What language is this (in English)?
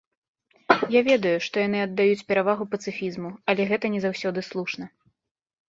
Belarusian